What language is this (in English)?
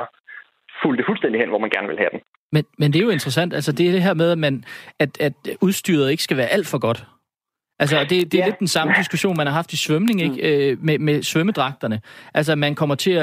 Danish